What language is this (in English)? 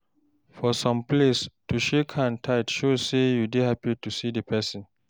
Nigerian Pidgin